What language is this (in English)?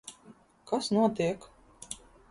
Latvian